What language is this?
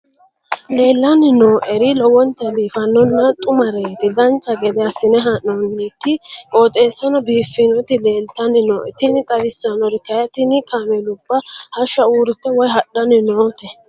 Sidamo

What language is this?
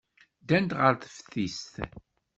Kabyle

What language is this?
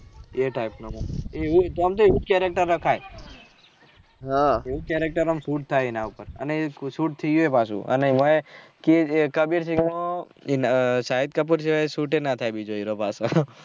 Gujarati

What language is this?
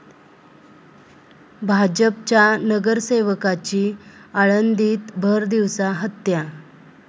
Marathi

